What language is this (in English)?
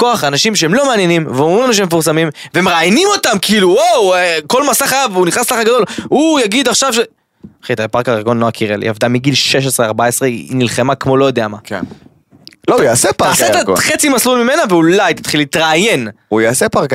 Hebrew